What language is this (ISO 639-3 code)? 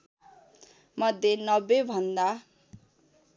nep